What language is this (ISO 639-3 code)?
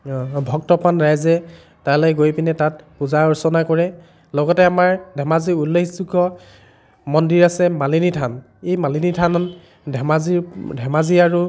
asm